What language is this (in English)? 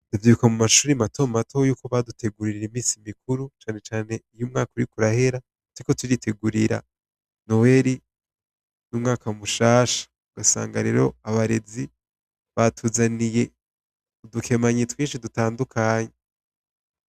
Rundi